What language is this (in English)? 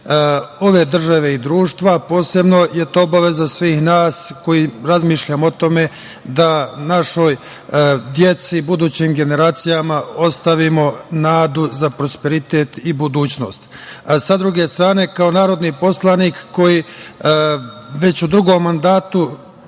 Serbian